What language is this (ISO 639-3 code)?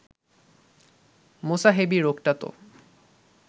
ben